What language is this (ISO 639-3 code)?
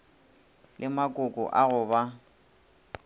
nso